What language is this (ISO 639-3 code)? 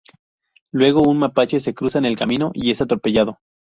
spa